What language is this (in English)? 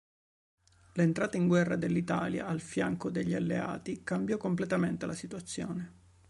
Italian